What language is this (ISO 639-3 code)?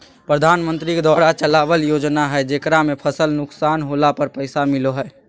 mag